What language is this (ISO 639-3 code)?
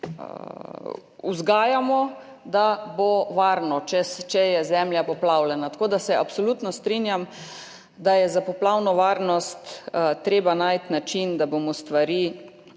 slv